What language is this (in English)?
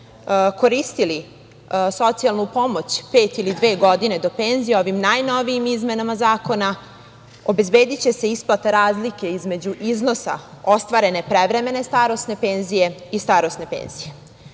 Serbian